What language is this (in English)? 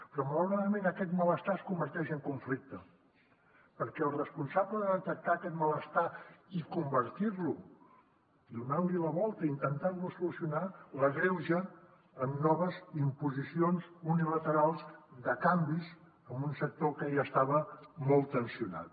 Catalan